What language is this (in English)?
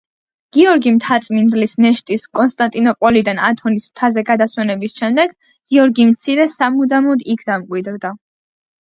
Georgian